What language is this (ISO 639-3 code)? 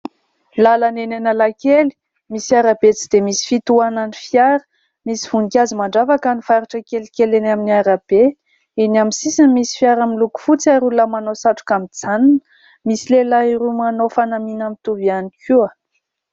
mlg